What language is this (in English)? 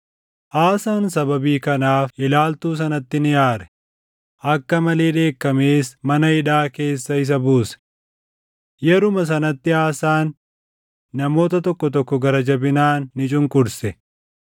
Oromo